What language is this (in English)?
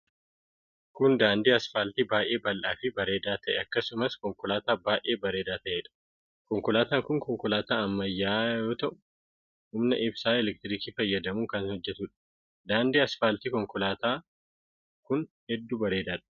Oromo